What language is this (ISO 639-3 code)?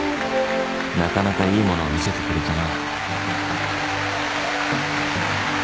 jpn